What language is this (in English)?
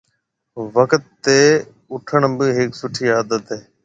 Marwari (Pakistan)